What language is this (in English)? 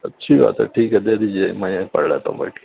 Urdu